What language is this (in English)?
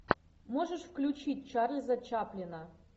Russian